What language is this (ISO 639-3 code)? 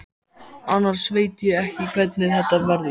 isl